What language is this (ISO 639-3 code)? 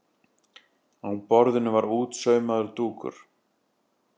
isl